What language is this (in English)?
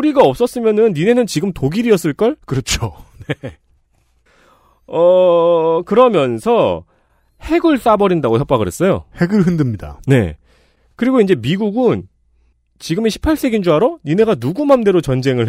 Korean